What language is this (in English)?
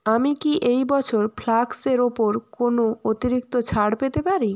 Bangla